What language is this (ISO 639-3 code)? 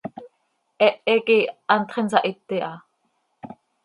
sei